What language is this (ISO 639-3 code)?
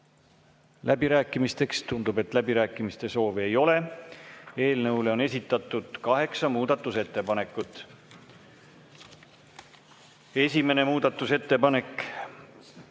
est